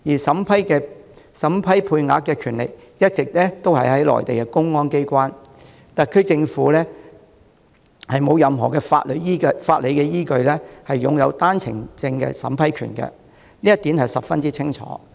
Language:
Cantonese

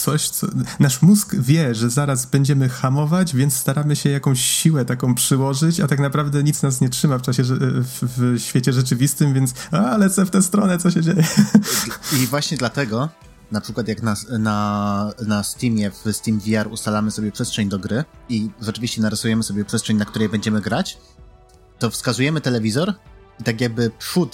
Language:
Polish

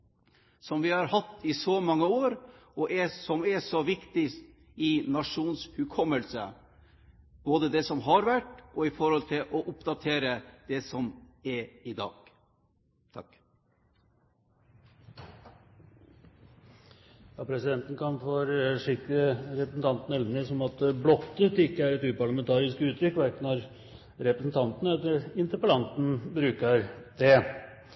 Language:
Norwegian Bokmål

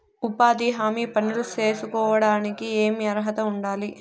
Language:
Telugu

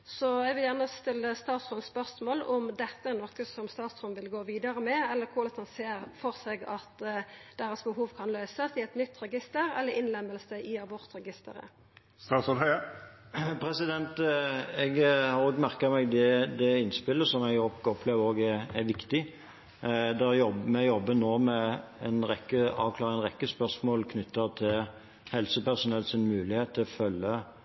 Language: Norwegian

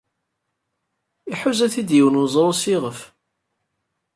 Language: Kabyle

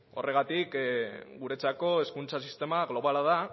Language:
Basque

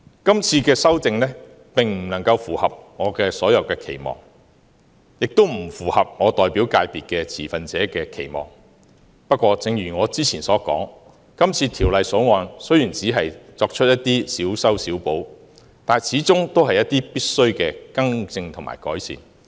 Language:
Cantonese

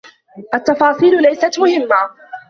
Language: Arabic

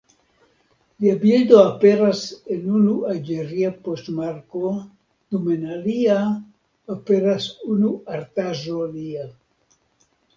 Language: Esperanto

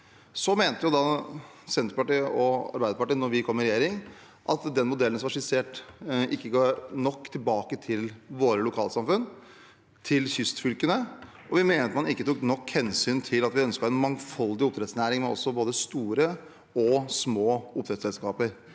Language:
Norwegian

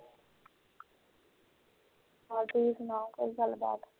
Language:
Punjabi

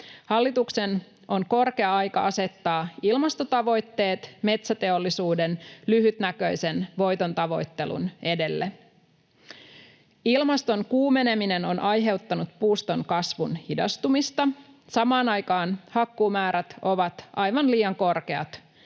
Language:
Finnish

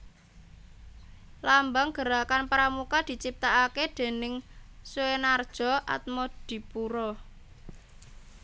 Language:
Javanese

